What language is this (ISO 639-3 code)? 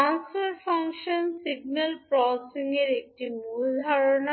ben